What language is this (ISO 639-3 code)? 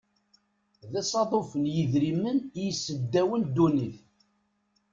kab